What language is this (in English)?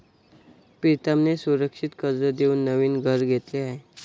Marathi